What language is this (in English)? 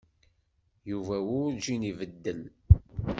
Kabyle